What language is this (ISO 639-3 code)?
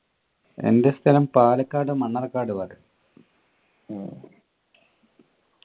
mal